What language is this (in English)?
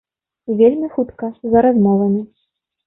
Belarusian